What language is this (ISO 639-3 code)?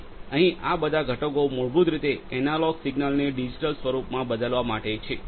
guj